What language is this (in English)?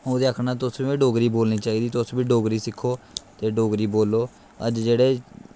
Dogri